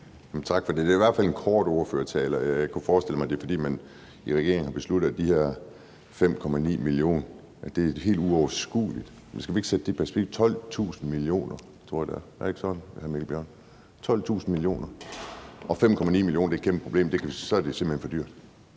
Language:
Danish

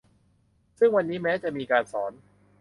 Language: Thai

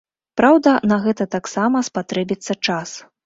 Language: Belarusian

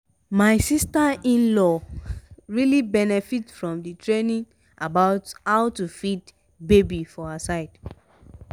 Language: Nigerian Pidgin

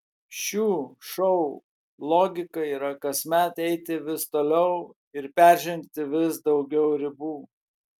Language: Lithuanian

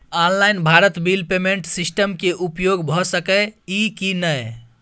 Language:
Maithili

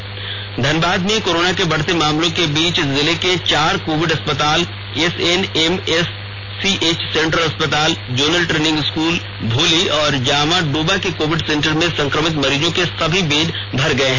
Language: Hindi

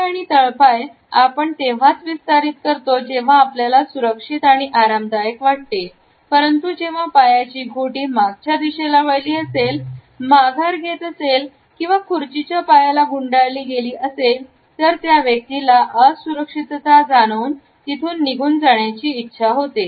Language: Marathi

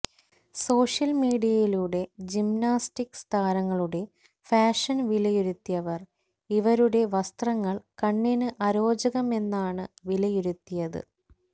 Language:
Malayalam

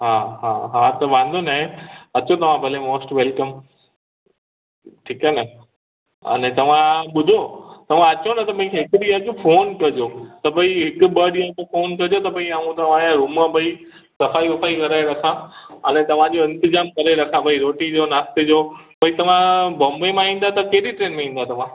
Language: Sindhi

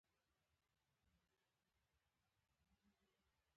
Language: Pashto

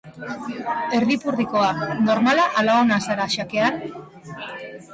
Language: Basque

